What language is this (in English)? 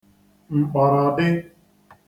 Igbo